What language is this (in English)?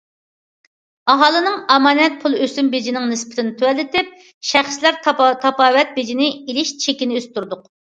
Uyghur